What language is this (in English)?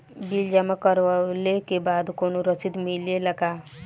Bhojpuri